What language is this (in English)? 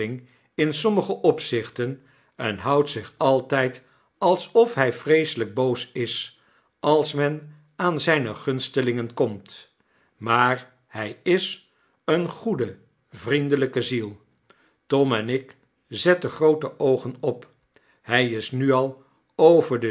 Dutch